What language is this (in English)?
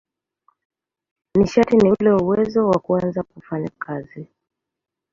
Swahili